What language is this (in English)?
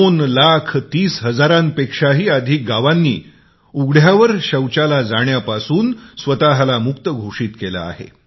Marathi